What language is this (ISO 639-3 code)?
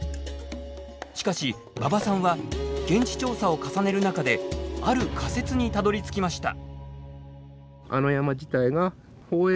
jpn